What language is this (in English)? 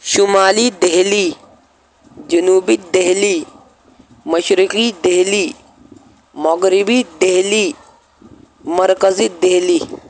Urdu